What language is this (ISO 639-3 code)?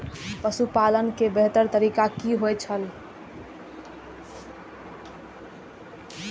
mai